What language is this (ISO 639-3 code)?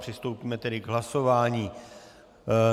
ces